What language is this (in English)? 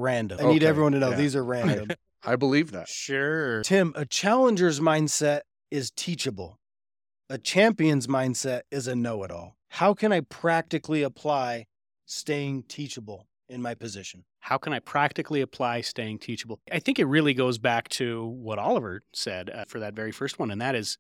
English